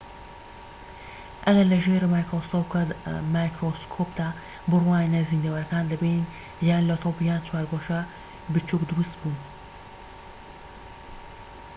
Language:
Central Kurdish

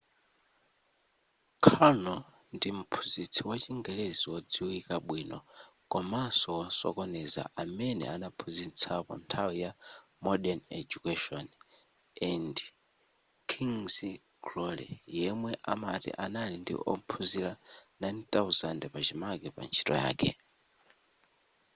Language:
Nyanja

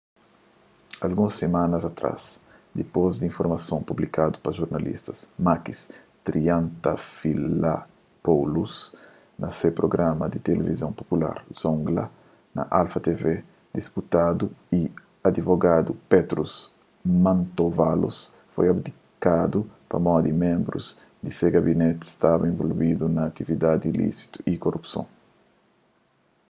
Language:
Kabuverdianu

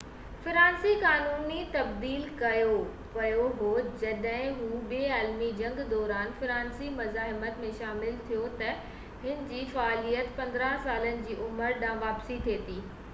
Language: Sindhi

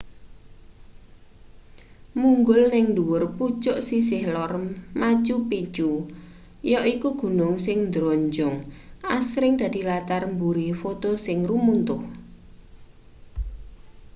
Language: Javanese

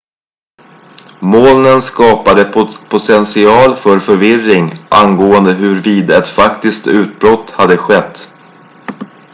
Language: Swedish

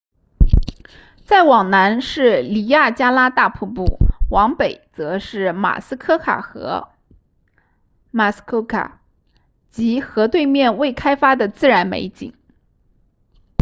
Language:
Chinese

